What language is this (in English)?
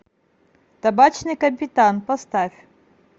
Russian